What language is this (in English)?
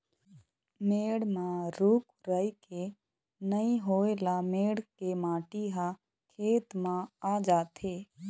Chhattisgarhi